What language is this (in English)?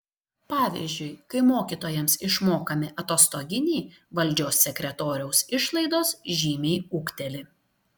Lithuanian